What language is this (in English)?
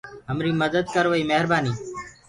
Gurgula